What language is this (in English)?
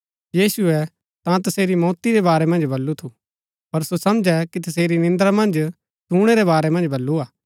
Gaddi